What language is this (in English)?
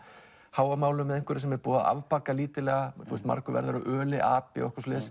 Icelandic